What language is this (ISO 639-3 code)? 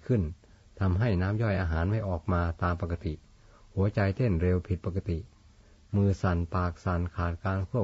tha